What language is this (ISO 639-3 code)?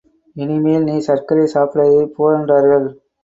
tam